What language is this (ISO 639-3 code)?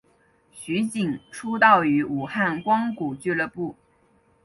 zho